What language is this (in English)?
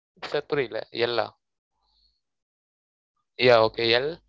Tamil